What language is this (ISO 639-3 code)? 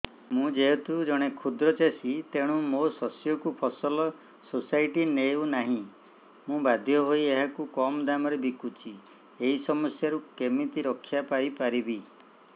ori